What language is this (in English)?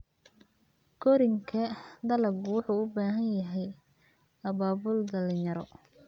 Somali